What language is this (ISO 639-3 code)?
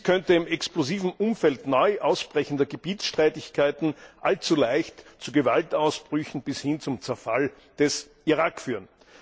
deu